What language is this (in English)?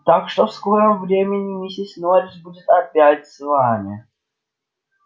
Russian